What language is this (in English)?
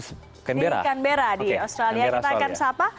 Indonesian